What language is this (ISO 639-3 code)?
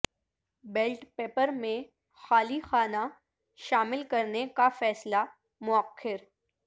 urd